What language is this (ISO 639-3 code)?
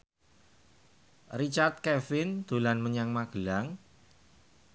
jav